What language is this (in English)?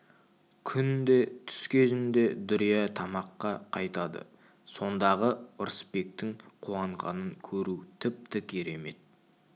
Kazakh